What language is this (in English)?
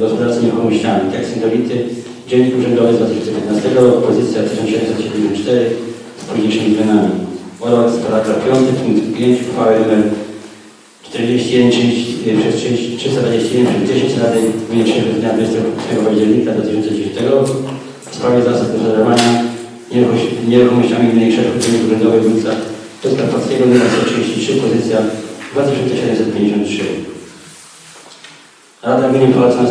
Polish